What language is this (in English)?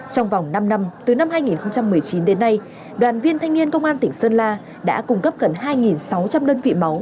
Vietnamese